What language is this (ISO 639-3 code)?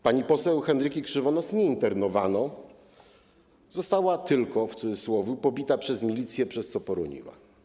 pol